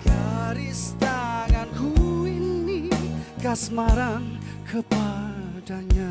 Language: Indonesian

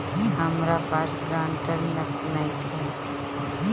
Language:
Bhojpuri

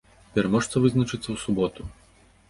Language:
Belarusian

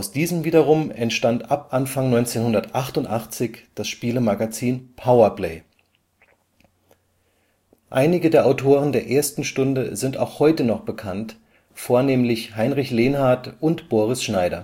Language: German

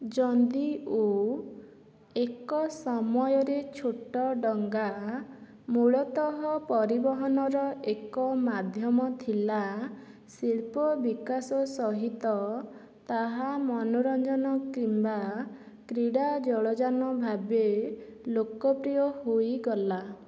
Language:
Odia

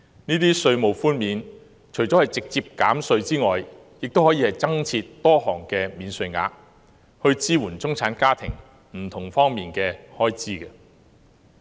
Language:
Cantonese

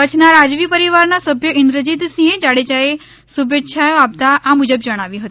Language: Gujarati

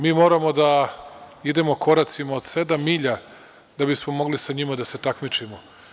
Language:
Serbian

